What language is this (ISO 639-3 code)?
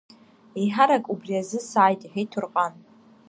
abk